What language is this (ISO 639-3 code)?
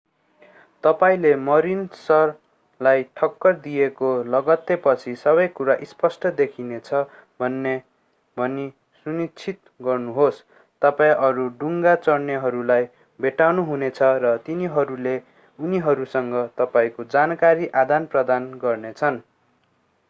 nep